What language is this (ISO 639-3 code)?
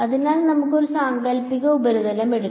mal